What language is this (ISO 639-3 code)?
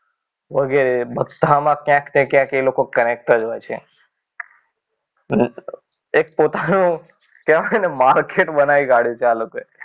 guj